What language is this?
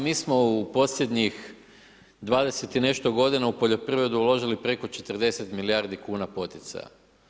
Croatian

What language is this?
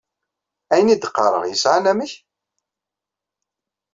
Kabyle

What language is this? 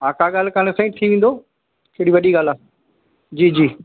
Sindhi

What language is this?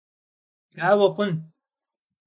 Kabardian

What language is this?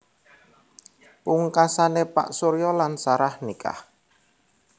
Javanese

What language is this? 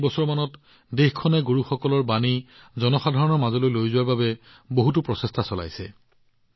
Assamese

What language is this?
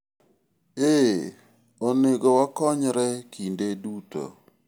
Luo (Kenya and Tanzania)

